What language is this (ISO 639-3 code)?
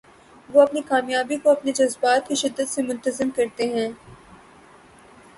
urd